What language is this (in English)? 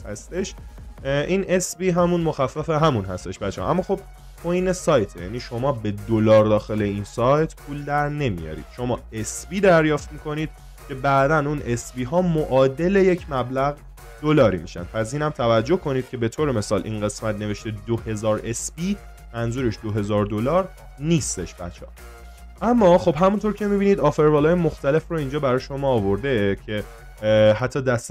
Persian